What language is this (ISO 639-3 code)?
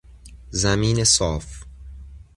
fas